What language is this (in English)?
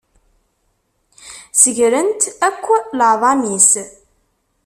Kabyle